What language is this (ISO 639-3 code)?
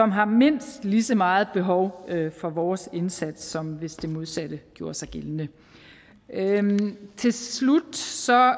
dan